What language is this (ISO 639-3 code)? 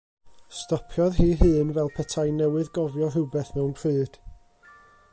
cym